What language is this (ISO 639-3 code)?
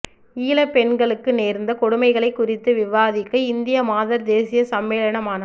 tam